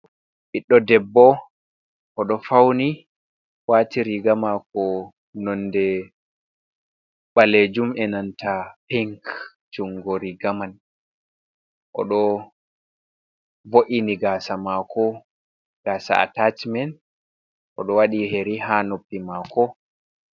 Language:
Fula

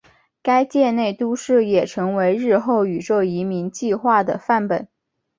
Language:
Chinese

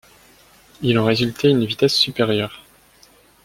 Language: French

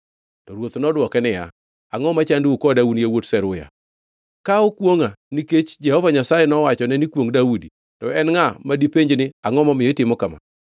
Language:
Luo (Kenya and Tanzania)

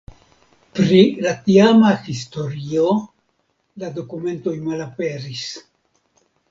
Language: Esperanto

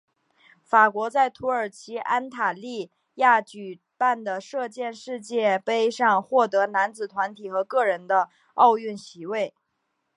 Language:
Chinese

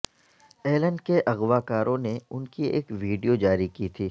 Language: Urdu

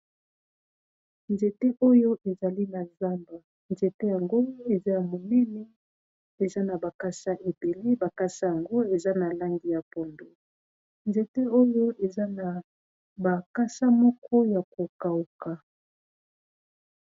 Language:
Lingala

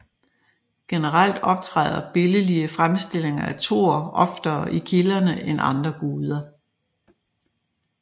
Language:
Danish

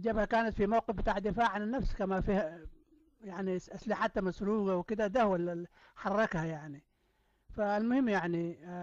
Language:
Arabic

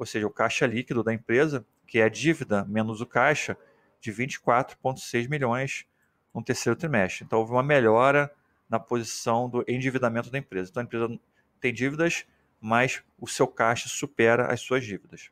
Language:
Portuguese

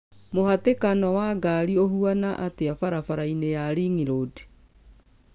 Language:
Kikuyu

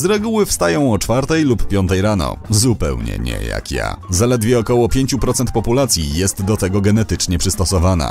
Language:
Polish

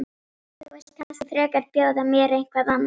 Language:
Icelandic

